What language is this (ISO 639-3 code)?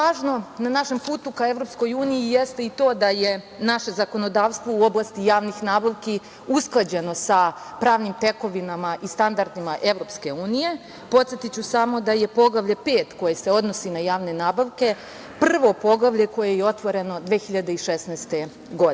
srp